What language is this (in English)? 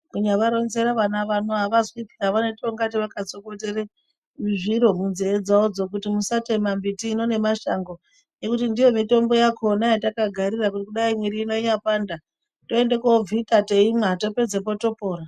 Ndau